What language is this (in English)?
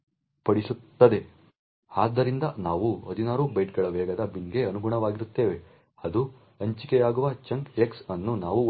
Kannada